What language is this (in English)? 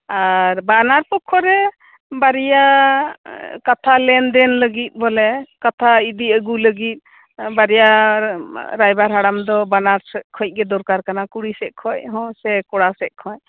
Santali